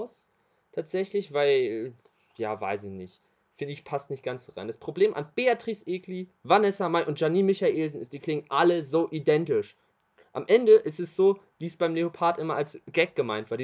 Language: German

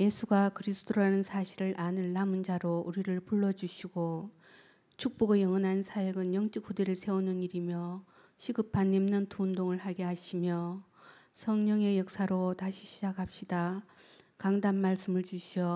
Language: Korean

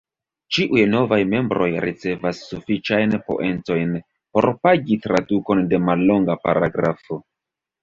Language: Esperanto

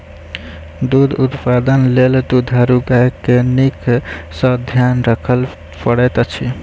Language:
Maithili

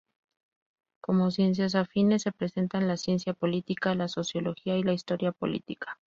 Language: Spanish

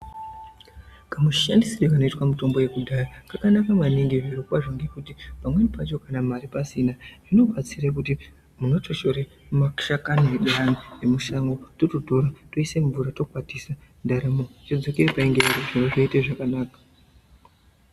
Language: Ndau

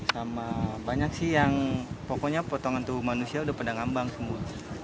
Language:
Indonesian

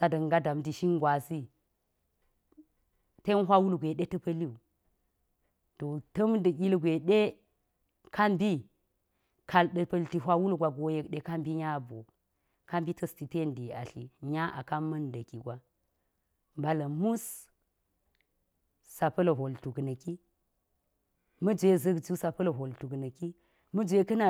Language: Geji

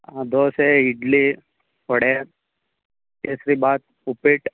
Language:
Kannada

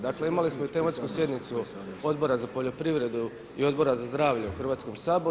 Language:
Croatian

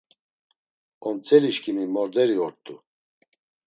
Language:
Laz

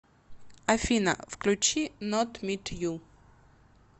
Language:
Russian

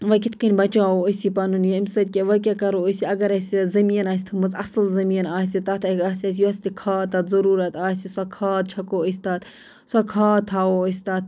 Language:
Kashmiri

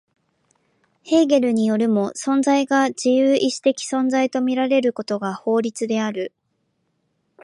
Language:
Japanese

